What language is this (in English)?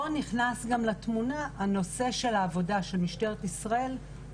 Hebrew